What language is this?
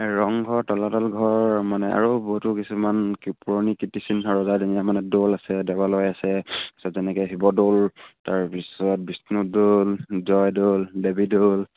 Assamese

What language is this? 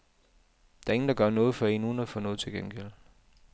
Danish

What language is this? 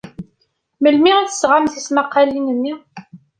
Kabyle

